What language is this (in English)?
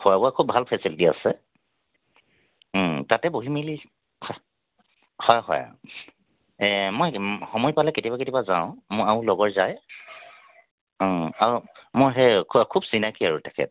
Assamese